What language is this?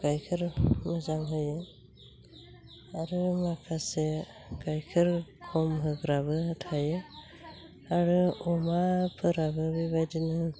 Bodo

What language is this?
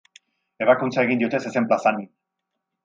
Basque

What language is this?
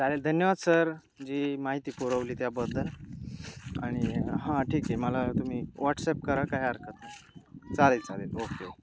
Marathi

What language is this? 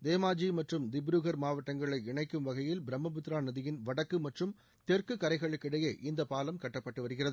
Tamil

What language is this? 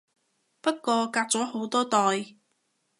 Cantonese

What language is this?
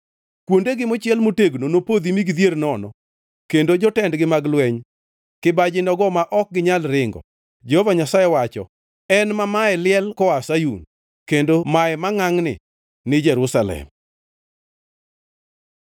Luo (Kenya and Tanzania)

